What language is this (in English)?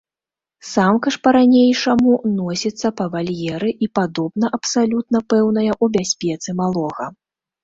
Belarusian